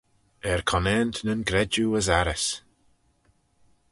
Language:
Manx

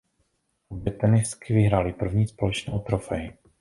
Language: Czech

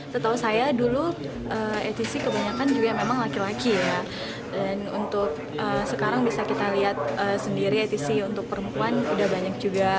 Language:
Indonesian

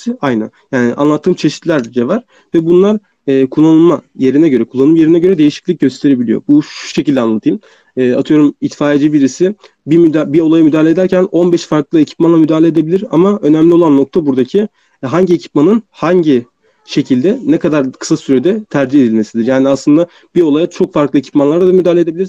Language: Turkish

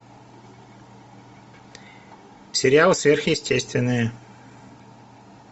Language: Russian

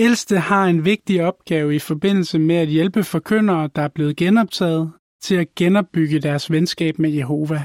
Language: Danish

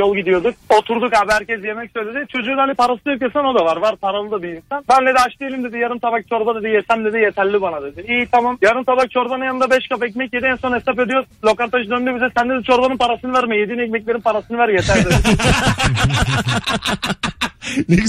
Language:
Turkish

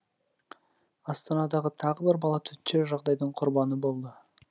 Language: Kazakh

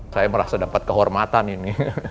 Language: Indonesian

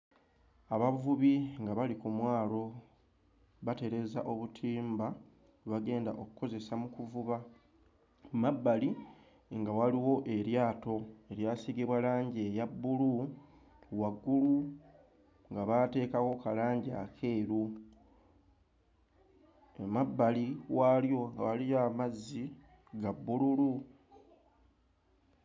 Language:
Ganda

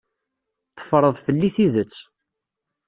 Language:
Kabyle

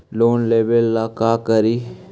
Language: Magahi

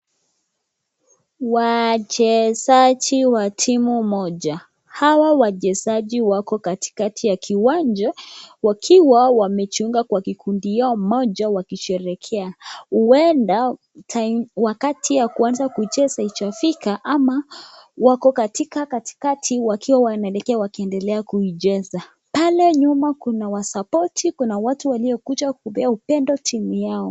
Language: Swahili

